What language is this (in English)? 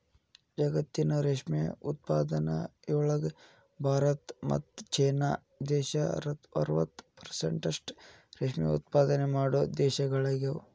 Kannada